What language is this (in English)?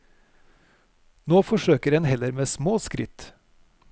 Norwegian